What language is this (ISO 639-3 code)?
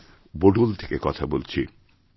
ben